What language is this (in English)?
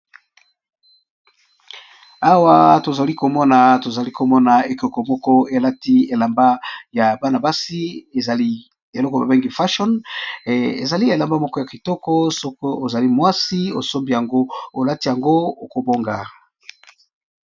Lingala